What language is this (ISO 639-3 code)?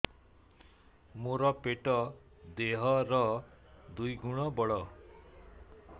ori